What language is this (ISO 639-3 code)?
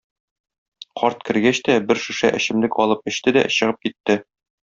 tat